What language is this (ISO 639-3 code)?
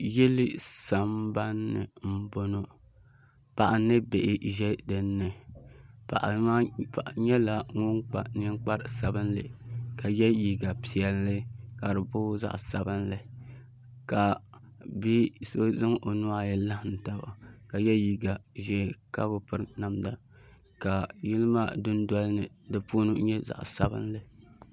dag